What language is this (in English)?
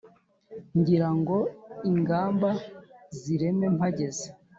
Kinyarwanda